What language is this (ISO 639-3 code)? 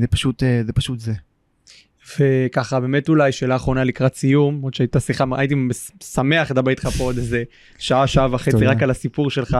heb